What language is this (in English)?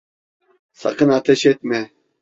Turkish